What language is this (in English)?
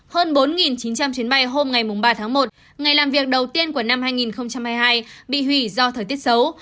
Vietnamese